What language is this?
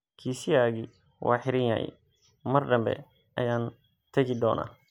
Somali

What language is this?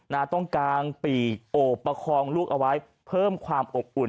Thai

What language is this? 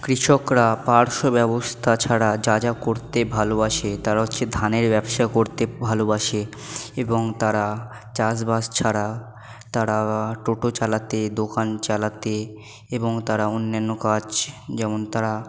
Bangla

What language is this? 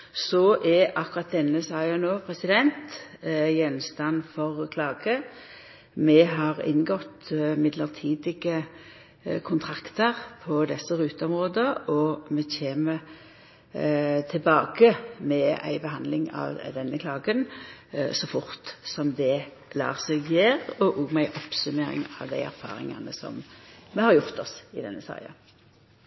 Norwegian Nynorsk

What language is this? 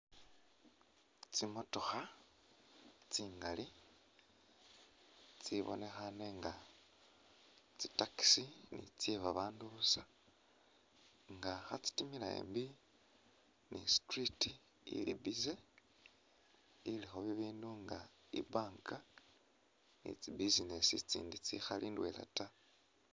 Masaaba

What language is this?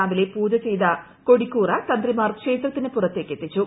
Malayalam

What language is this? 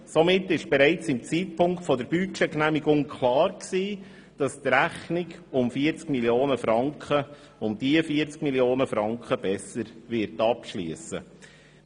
Swiss German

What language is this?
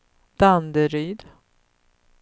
Swedish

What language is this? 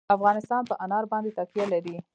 Pashto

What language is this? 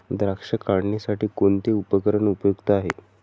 Marathi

